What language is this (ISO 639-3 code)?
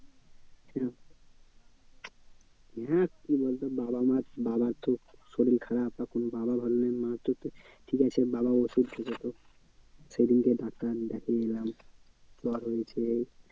ben